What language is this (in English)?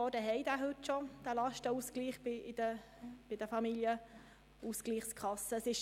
Swiss German